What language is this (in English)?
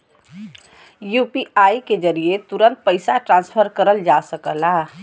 Bhojpuri